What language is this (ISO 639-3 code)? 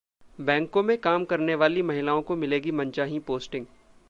hin